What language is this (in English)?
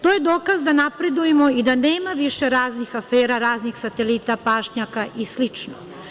Serbian